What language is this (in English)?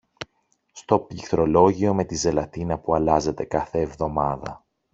Greek